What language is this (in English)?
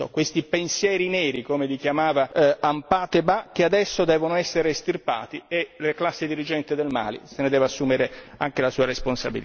Italian